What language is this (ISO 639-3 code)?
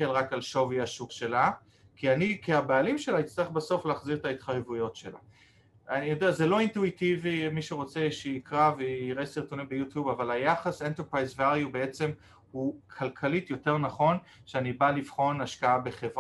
heb